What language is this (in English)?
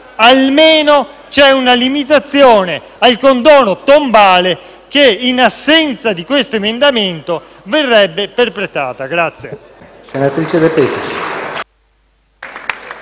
Italian